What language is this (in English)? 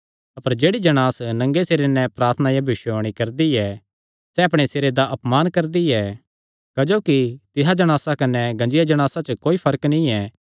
Kangri